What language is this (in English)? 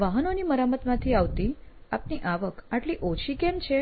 Gujarati